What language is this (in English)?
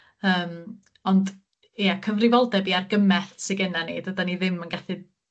Welsh